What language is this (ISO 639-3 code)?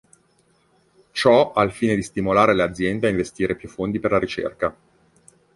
ita